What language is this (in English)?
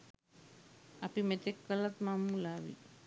Sinhala